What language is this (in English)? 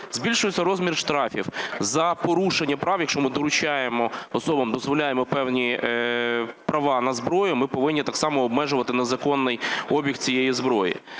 Ukrainian